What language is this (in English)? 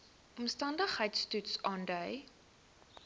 Afrikaans